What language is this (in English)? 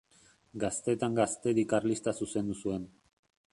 Basque